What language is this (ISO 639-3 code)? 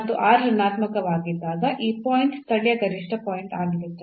kan